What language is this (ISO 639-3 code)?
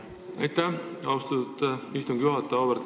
est